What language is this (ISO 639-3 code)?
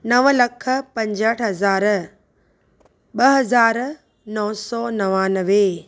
snd